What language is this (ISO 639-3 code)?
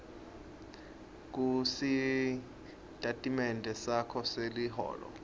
ssw